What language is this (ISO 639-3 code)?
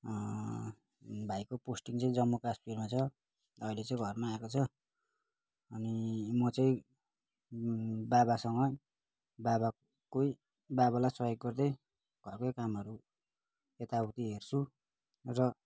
nep